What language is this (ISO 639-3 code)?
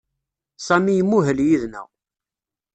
kab